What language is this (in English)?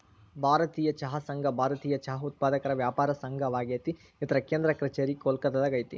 Kannada